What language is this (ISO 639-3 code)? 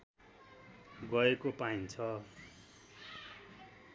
nep